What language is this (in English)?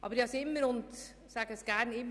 Swiss German